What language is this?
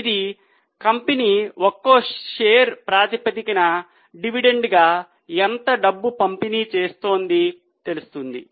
Telugu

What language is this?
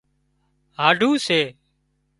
Wadiyara Koli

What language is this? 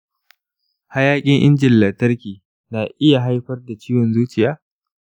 Hausa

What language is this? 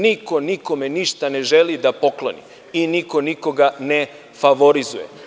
Serbian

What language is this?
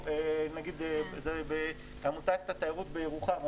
Hebrew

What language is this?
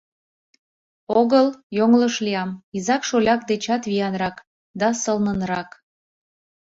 Mari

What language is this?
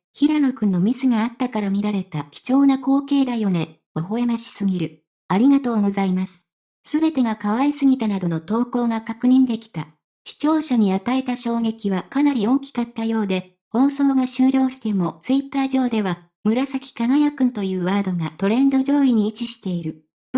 Japanese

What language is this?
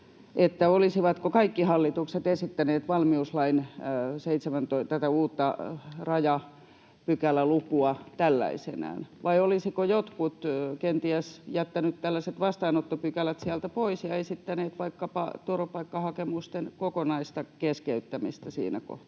Finnish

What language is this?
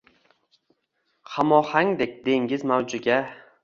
Uzbek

